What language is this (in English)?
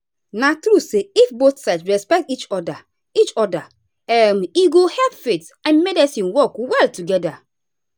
Nigerian Pidgin